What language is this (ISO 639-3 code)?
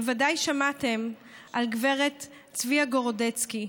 heb